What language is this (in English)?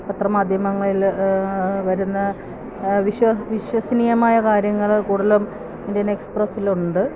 Malayalam